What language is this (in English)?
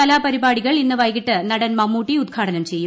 Malayalam